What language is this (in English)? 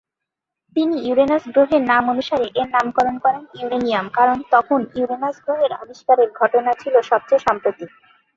Bangla